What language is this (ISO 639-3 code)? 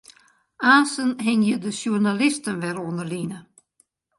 fry